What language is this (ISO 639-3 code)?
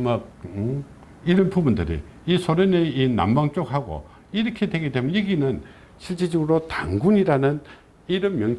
kor